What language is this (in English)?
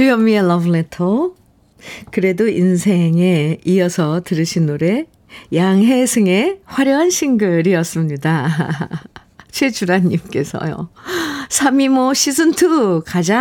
Korean